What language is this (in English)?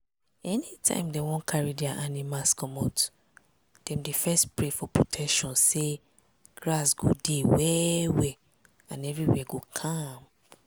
Nigerian Pidgin